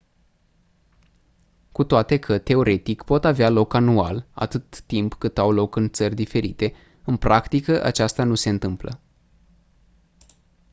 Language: Romanian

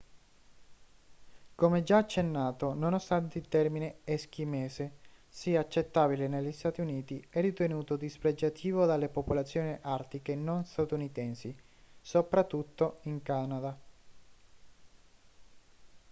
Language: Italian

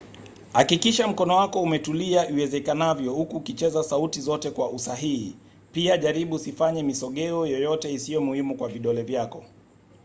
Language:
Swahili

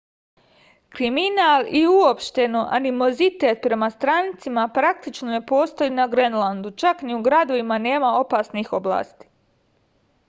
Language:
Serbian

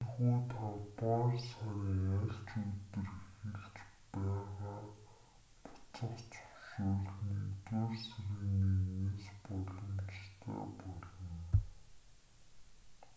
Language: Mongolian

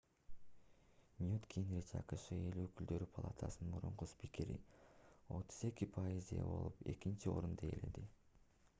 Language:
Kyrgyz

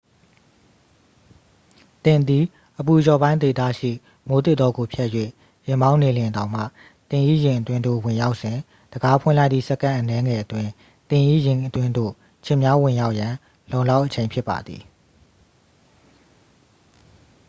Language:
Burmese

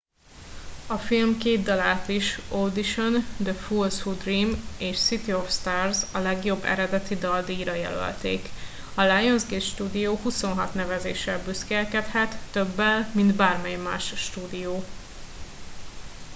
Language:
Hungarian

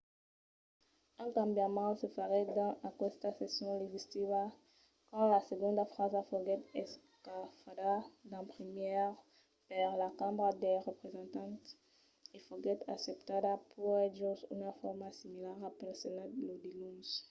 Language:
Occitan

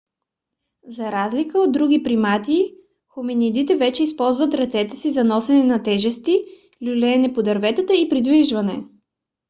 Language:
Bulgarian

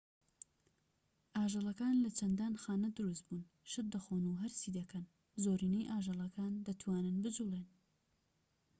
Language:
Central Kurdish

